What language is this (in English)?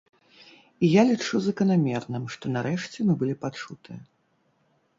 Belarusian